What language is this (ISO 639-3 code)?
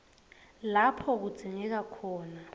ssw